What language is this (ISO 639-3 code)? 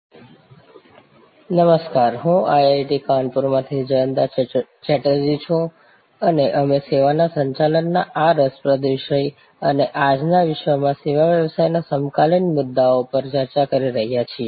guj